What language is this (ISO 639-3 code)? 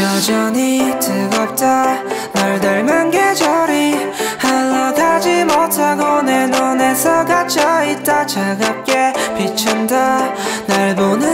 kor